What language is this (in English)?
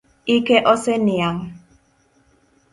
Luo (Kenya and Tanzania)